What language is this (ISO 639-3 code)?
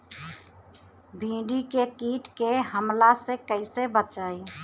bho